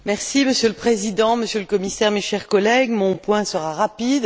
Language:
French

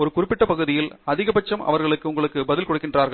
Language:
Tamil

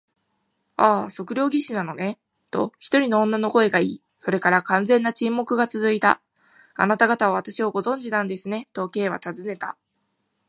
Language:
Japanese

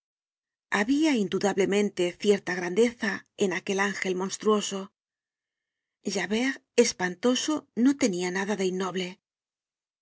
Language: Spanish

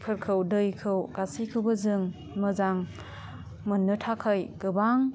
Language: Bodo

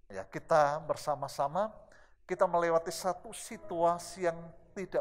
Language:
Indonesian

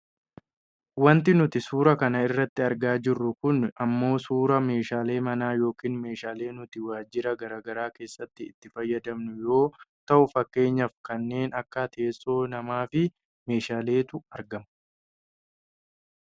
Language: Oromo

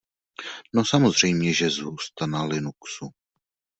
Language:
Czech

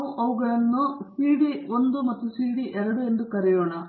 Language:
Kannada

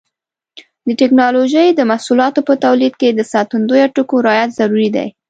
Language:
Pashto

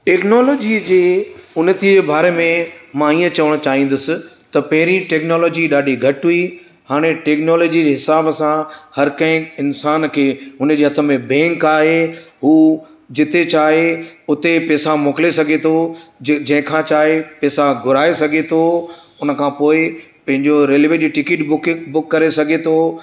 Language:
Sindhi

